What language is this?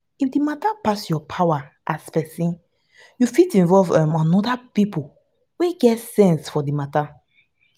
Nigerian Pidgin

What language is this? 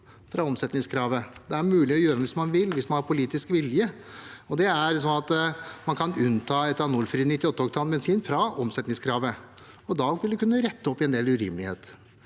Norwegian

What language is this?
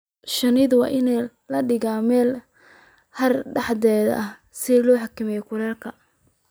Somali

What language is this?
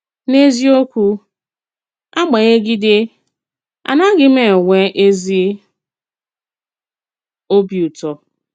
Igbo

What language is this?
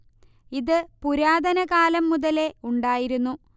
Malayalam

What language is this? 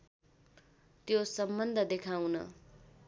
Nepali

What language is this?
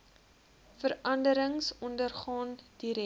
Afrikaans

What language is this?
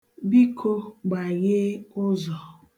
Igbo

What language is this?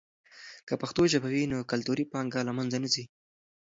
Pashto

